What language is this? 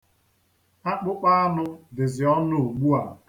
Igbo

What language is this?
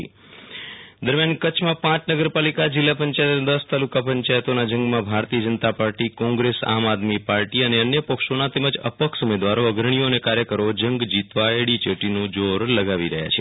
Gujarati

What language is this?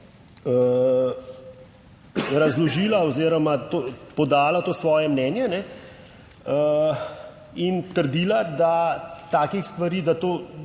Slovenian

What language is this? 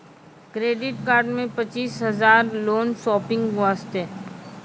Maithili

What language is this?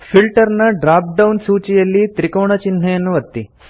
Kannada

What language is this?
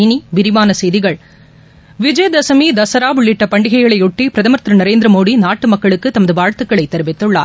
Tamil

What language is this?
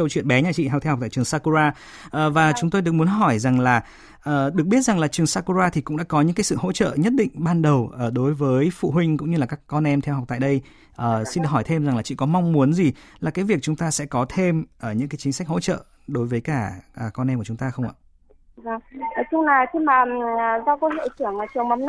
Vietnamese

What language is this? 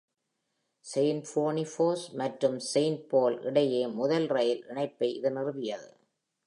Tamil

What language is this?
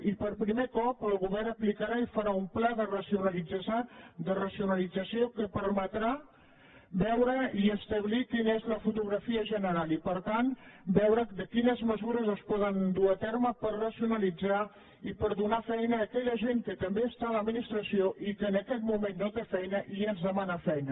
Catalan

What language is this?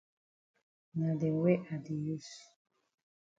Cameroon Pidgin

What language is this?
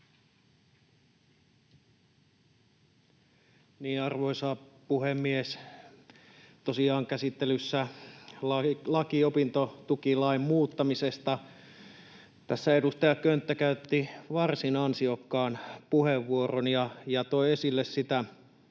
Finnish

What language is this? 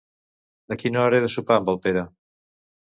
Catalan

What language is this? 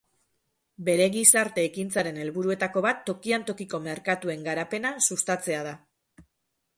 Basque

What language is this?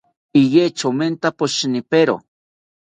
South Ucayali Ashéninka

